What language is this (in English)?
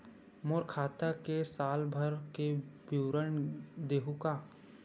Chhattisgarhi